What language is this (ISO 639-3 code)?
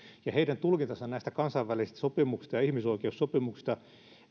fin